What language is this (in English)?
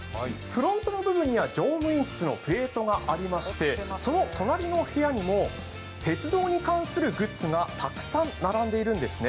Japanese